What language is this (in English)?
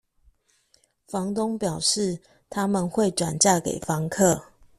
Chinese